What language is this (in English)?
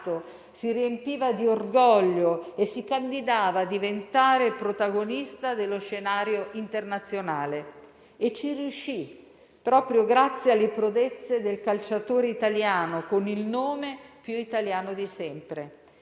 Italian